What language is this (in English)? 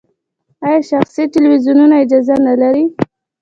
Pashto